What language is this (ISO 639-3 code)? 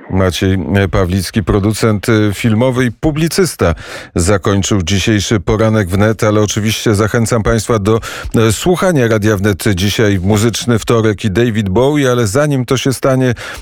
pol